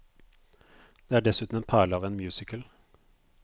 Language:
Norwegian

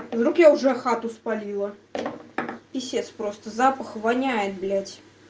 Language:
Russian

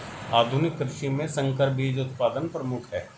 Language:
Hindi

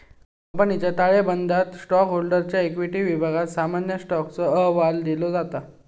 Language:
Marathi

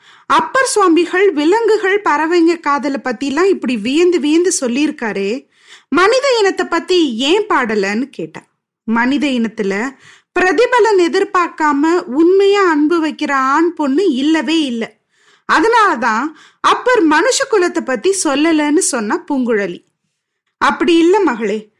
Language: Tamil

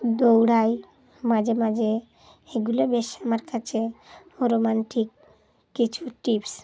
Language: Bangla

